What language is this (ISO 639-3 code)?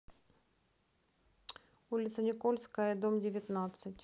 rus